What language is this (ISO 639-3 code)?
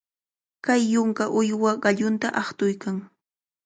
qvl